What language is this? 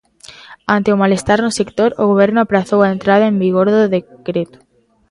Galician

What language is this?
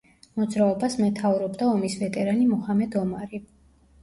Georgian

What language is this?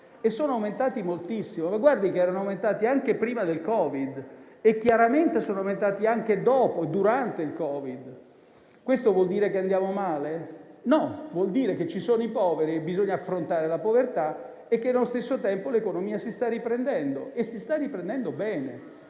Italian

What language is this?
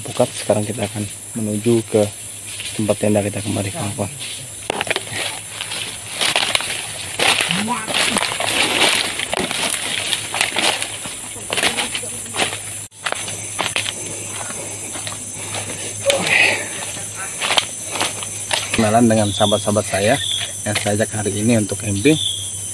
Indonesian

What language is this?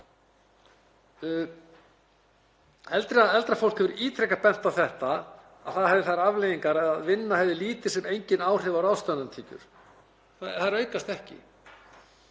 Icelandic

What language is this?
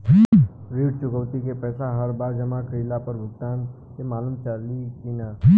Bhojpuri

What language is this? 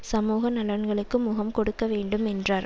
Tamil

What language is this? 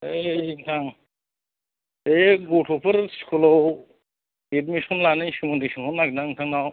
Bodo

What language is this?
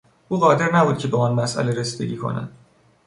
Persian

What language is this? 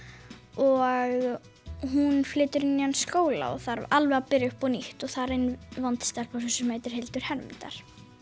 Icelandic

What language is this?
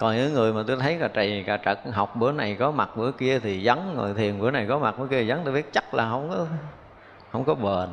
Vietnamese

